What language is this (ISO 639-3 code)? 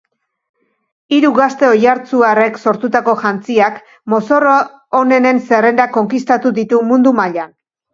eus